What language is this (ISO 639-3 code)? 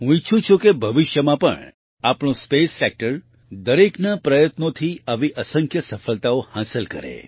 guj